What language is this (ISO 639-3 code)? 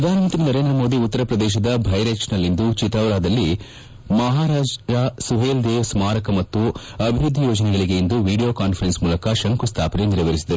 kan